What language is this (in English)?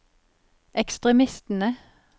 Norwegian